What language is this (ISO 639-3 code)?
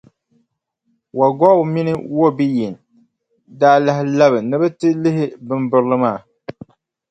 dag